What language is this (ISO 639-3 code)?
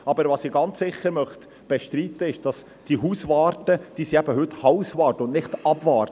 gsw